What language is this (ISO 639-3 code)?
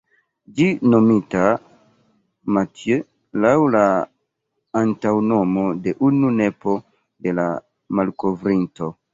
epo